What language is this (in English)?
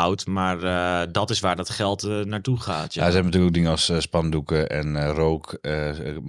Dutch